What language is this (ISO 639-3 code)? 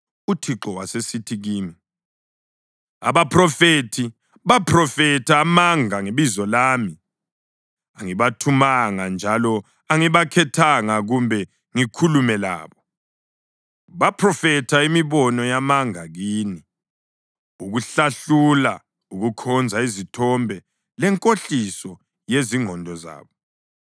nde